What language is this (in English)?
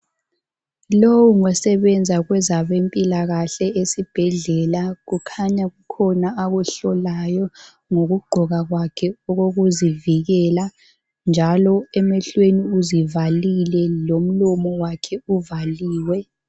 North Ndebele